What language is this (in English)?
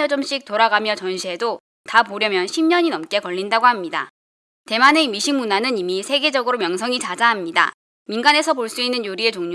Korean